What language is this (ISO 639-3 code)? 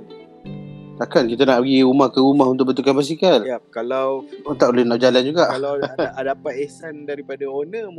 msa